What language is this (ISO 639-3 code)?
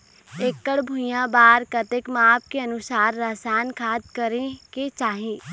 hne